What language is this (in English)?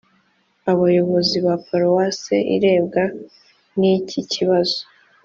Kinyarwanda